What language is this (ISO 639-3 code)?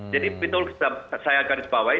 ind